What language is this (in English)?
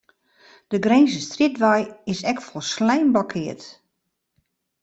Western Frisian